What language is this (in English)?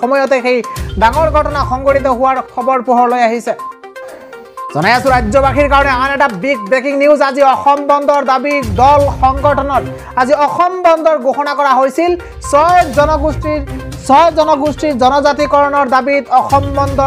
Hindi